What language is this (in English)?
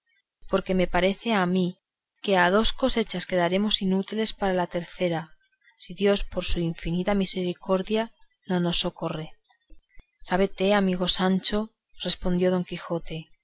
Spanish